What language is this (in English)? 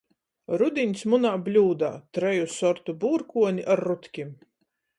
Latgalian